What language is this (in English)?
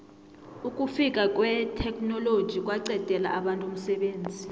South Ndebele